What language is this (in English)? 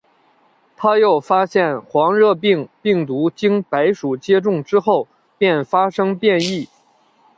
Chinese